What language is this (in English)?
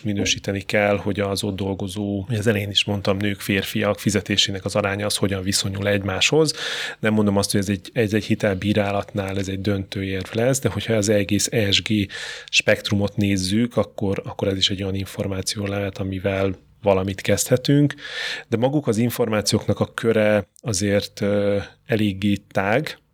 Hungarian